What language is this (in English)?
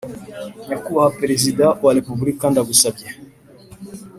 Kinyarwanda